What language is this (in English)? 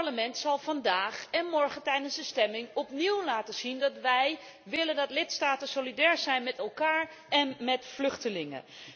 Dutch